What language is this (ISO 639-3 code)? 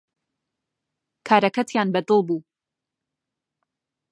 ckb